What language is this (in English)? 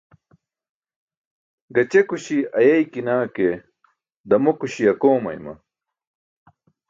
Burushaski